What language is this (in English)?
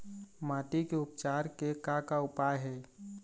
Chhattisgarhi